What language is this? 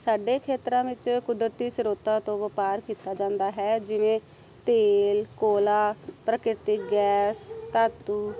Punjabi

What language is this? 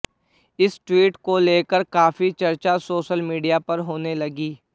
Hindi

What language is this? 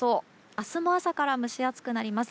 Japanese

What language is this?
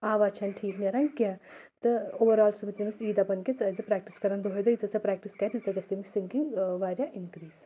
Kashmiri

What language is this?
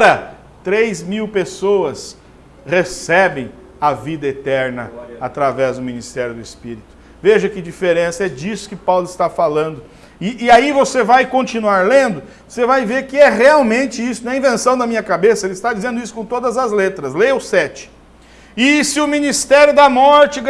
Portuguese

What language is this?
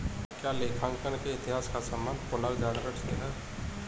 Hindi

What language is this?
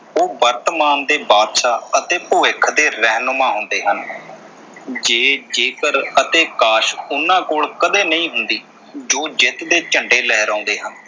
Punjabi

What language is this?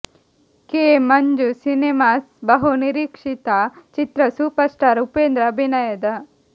Kannada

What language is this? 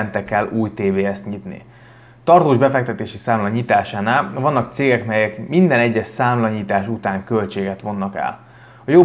Hungarian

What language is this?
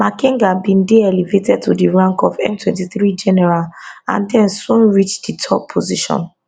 Nigerian Pidgin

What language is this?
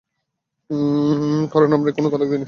Bangla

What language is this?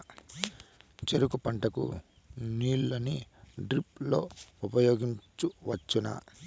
Telugu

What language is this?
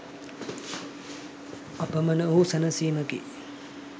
Sinhala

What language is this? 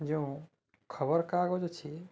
Odia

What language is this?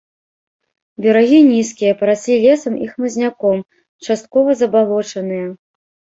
Belarusian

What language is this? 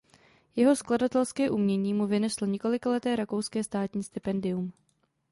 Czech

